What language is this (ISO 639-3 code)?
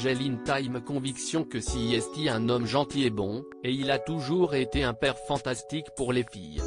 fra